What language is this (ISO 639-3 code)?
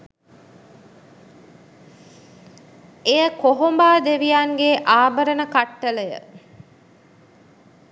sin